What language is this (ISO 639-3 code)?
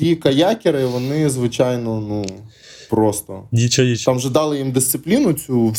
ukr